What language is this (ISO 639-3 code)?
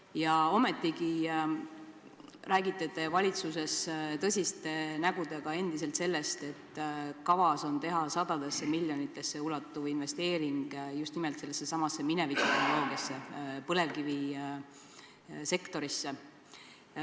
est